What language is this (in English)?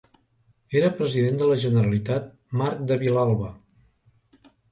Catalan